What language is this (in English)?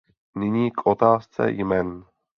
Czech